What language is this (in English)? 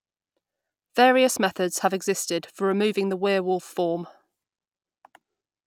English